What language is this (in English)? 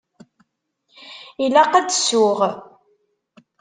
Kabyle